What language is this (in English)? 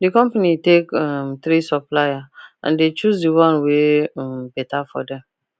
Nigerian Pidgin